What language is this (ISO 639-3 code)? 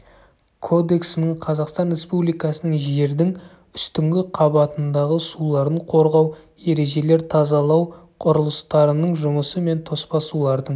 kaz